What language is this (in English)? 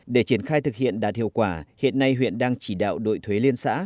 Vietnamese